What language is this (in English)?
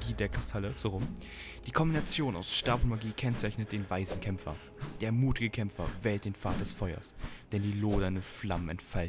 German